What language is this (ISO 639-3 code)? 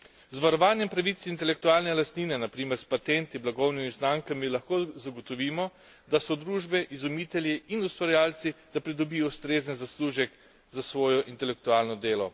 slv